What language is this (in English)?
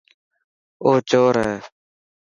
Dhatki